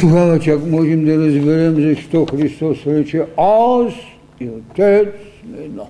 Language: Bulgarian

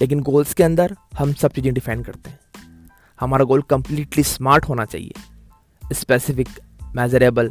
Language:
Hindi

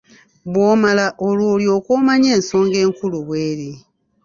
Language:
Ganda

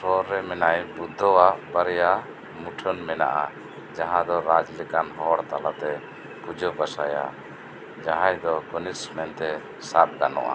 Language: Santali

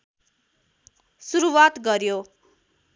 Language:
Nepali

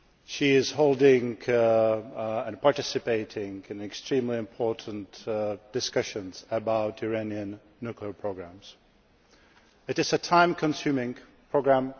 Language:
English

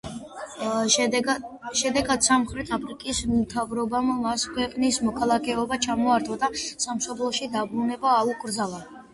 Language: Georgian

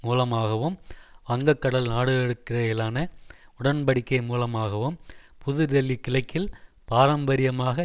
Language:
Tamil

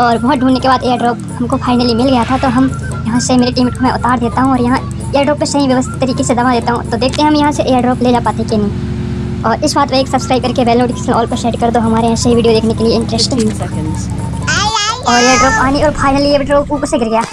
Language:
Hindi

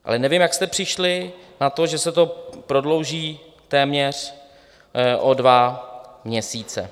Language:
Czech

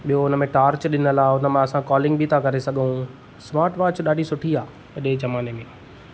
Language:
Sindhi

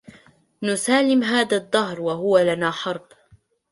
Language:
Arabic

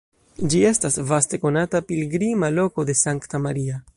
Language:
Esperanto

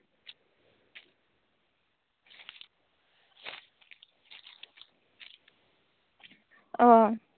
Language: Santali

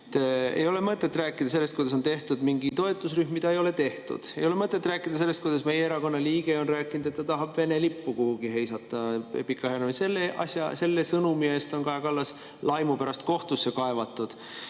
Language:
Estonian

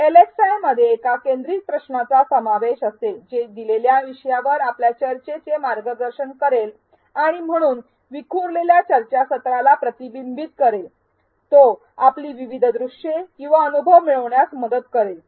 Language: Marathi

